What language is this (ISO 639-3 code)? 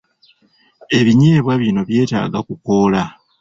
lug